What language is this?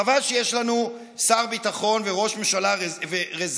Hebrew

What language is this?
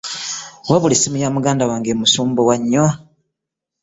Ganda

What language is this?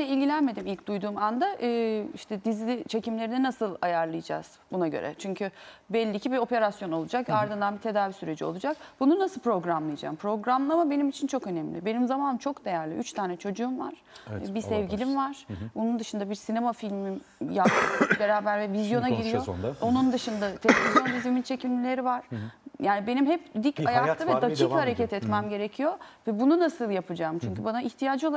Turkish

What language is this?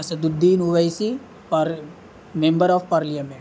Urdu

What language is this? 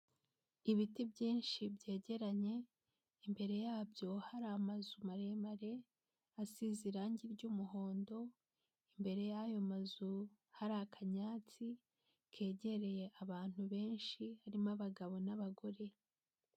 Kinyarwanda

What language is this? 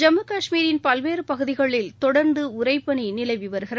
Tamil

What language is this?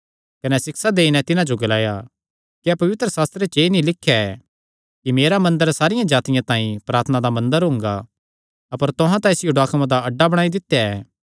Kangri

